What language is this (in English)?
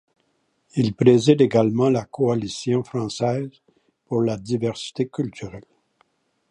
French